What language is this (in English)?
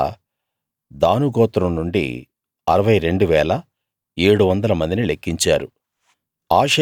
Telugu